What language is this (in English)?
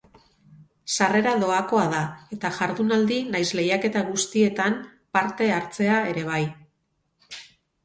Basque